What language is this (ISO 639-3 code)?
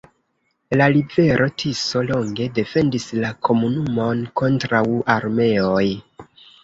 epo